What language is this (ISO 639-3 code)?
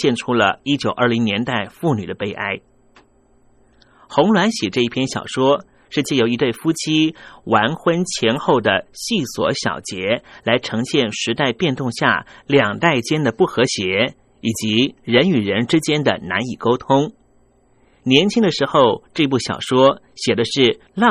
zho